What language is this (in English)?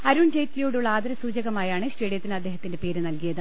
Malayalam